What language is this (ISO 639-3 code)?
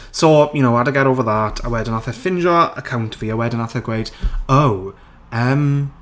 cym